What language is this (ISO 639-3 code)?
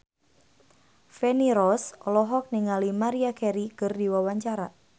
sun